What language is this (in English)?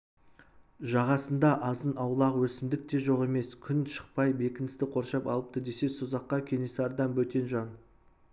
Kazakh